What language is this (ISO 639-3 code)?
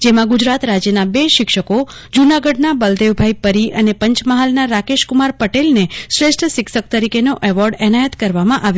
guj